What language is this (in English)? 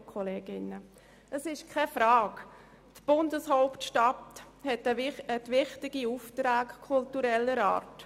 Swiss German